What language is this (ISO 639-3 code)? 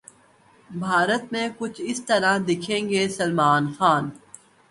urd